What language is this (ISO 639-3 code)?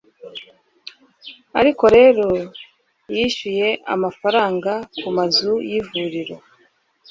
kin